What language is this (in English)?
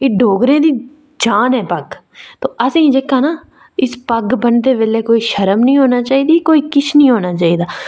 Dogri